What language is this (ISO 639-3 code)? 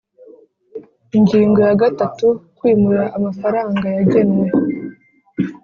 kin